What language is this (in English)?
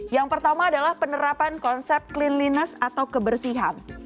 Indonesian